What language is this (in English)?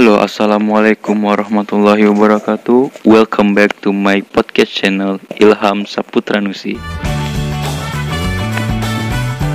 Indonesian